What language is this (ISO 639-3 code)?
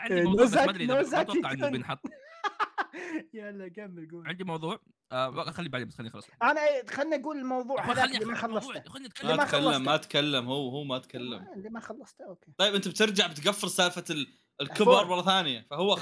ara